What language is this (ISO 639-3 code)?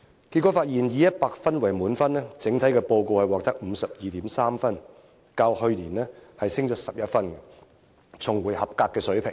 yue